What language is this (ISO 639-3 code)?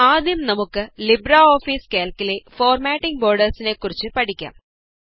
mal